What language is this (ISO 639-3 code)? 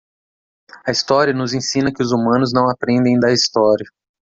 por